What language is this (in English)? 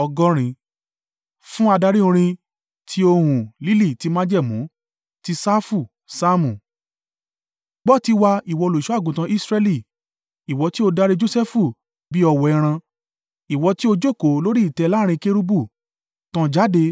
Yoruba